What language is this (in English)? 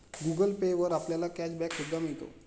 Marathi